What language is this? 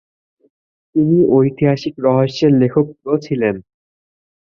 Bangla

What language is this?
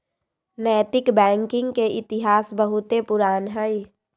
Magahi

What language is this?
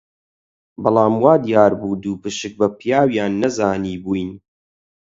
Central Kurdish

